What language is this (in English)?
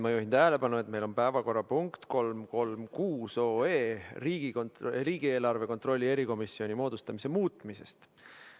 Estonian